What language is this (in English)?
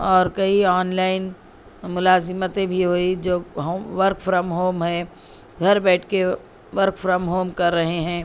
Urdu